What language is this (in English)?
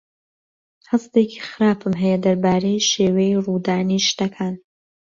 Central Kurdish